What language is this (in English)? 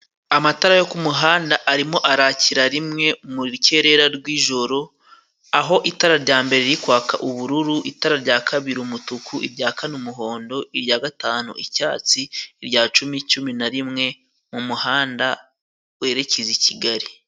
Kinyarwanda